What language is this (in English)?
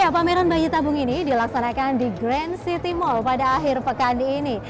Indonesian